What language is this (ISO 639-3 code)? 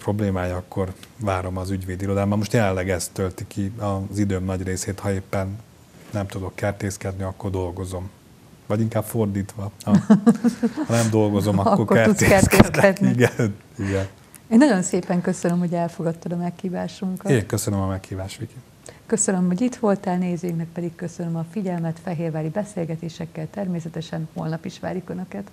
hun